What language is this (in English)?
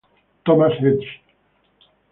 Spanish